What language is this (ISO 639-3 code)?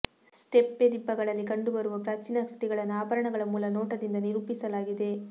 kan